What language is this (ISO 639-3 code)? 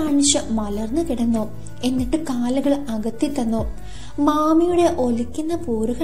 mal